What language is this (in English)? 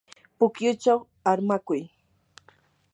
Yanahuanca Pasco Quechua